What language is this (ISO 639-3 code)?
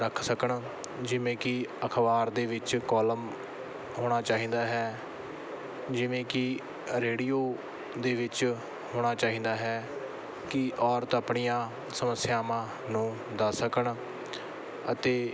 pan